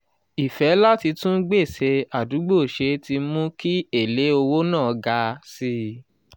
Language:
Yoruba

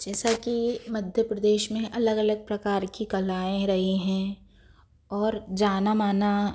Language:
Hindi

